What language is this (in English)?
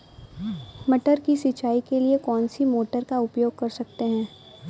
Hindi